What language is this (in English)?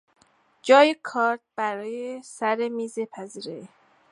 Persian